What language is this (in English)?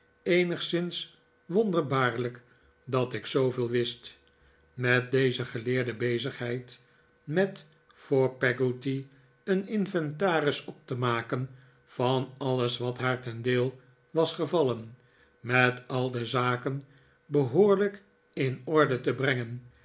Dutch